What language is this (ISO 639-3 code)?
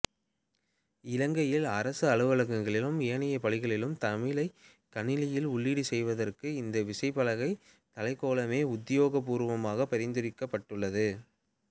tam